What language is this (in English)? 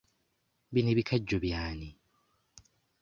Ganda